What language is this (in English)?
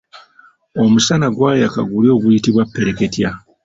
Ganda